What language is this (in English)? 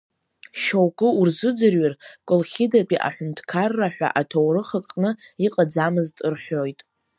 Abkhazian